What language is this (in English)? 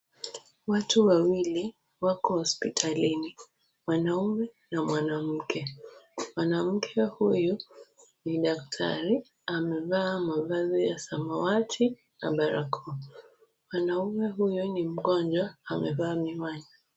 Swahili